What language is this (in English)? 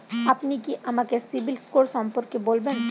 Bangla